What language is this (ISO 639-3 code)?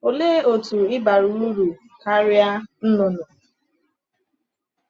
ibo